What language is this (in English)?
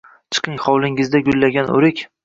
Uzbek